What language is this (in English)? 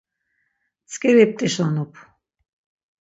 Laz